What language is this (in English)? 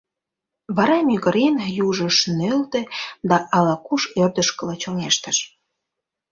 Mari